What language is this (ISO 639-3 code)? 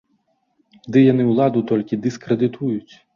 bel